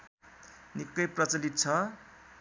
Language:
Nepali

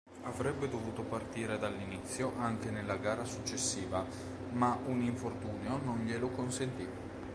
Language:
Italian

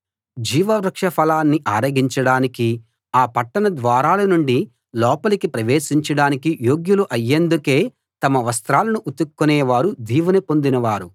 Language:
Telugu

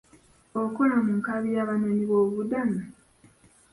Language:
Ganda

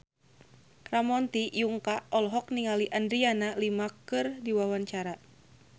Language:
Sundanese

